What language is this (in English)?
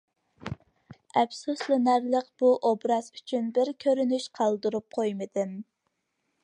Uyghur